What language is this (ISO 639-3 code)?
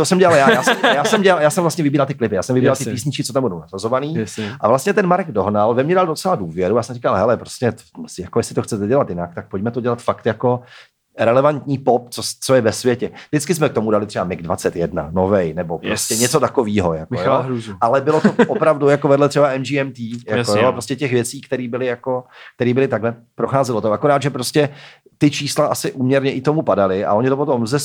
ces